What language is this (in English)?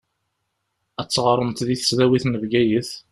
Kabyle